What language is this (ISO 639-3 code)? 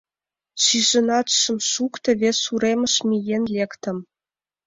chm